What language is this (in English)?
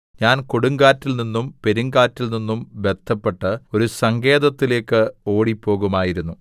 Malayalam